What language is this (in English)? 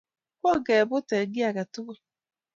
Kalenjin